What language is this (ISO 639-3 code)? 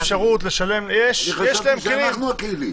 heb